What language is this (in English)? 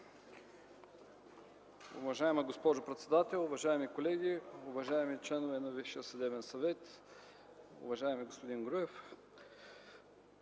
Bulgarian